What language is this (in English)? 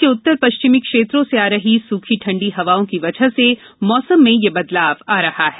Hindi